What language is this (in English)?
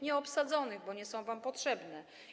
Polish